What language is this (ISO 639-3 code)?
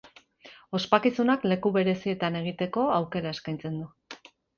eus